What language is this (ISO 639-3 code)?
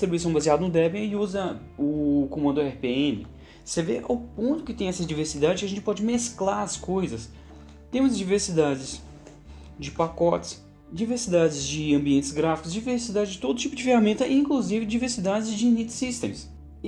por